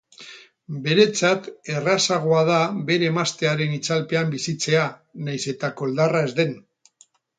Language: Basque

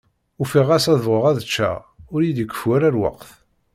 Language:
Kabyle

